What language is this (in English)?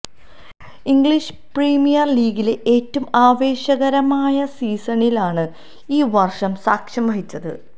Malayalam